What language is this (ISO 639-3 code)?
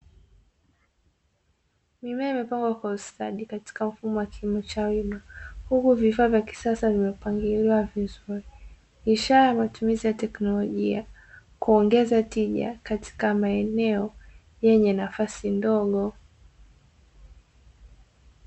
swa